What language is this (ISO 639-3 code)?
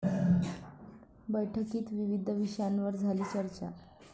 mar